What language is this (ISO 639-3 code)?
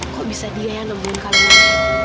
ind